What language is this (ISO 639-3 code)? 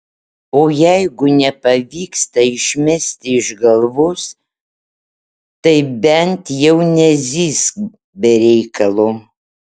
lit